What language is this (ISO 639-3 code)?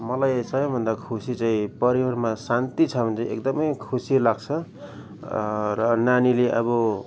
nep